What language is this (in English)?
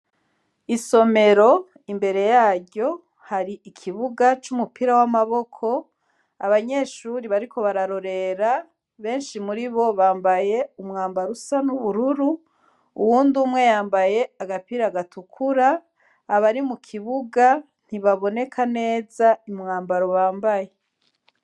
Rundi